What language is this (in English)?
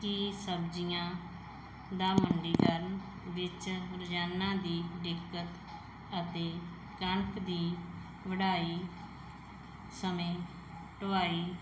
Punjabi